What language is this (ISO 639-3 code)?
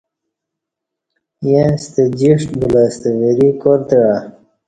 bsh